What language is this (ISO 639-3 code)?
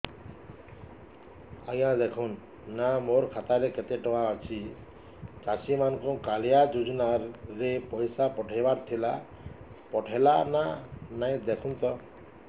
ori